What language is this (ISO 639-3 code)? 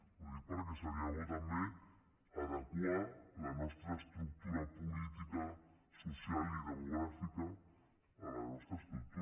cat